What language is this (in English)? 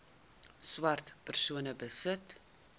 Afrikaans